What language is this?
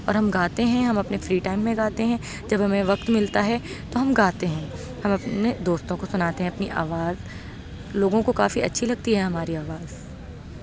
Urdu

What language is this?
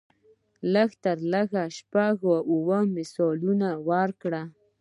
Pashto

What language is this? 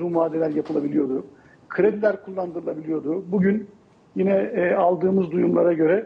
Turkish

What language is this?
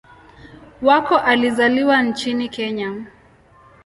Swahili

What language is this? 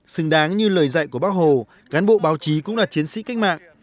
Vietnamese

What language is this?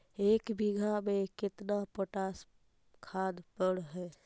Magahi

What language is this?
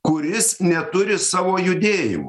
Lithuanian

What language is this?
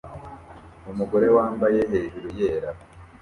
Kinyarwanda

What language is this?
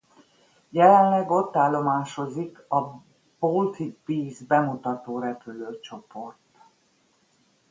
Hungarian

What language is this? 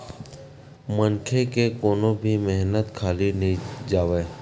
Chhattisgarhi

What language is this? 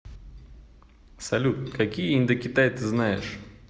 Russian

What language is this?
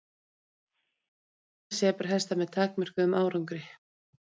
Icelandic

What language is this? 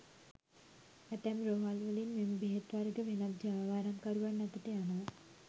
Sinhala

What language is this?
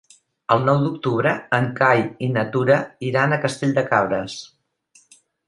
Catalan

